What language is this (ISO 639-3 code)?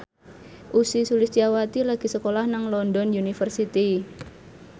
jav